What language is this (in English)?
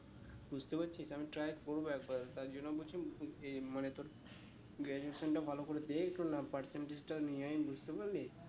Bangla